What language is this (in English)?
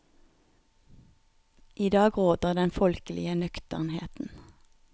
Norwegian